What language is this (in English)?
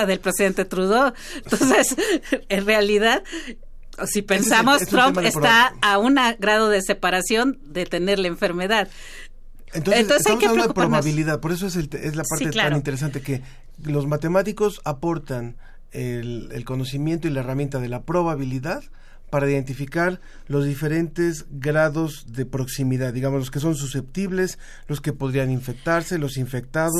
Spanish